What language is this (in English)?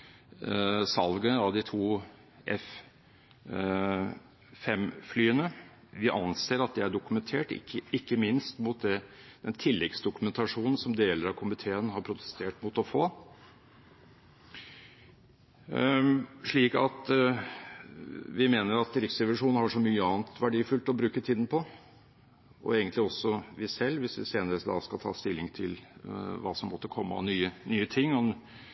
Norwegian Bokmål